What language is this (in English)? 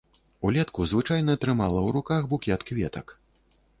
Belarusian